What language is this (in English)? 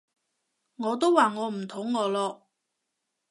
Cantonese